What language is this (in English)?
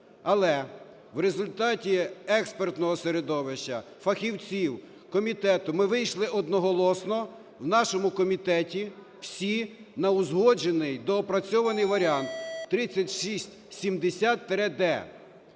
Ukrainian